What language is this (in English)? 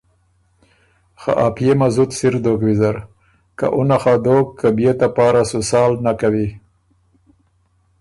Ormuri